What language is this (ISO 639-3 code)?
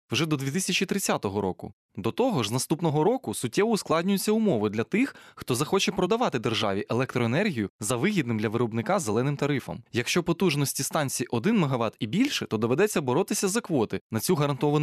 ukr